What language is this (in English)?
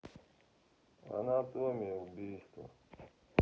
Russian